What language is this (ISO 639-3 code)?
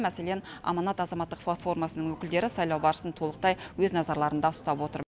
kaz